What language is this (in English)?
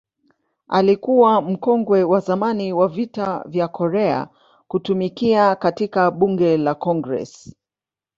Swahili